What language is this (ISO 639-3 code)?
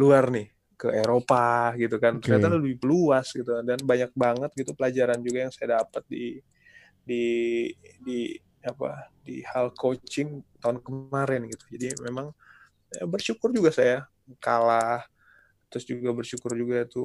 ind